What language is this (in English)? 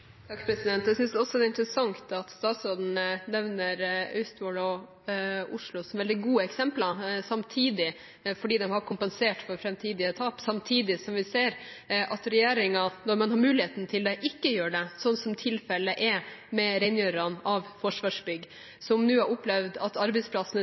Norwegian Bokmål